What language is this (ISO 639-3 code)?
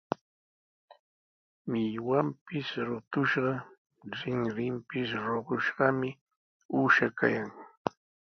qws